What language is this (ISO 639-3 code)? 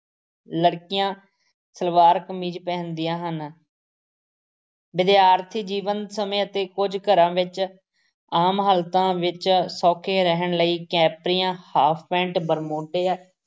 pan